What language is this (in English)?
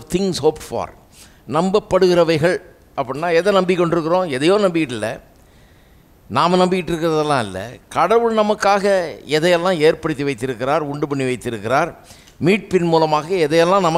Romanian